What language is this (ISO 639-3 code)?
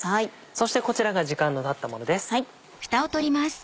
jpn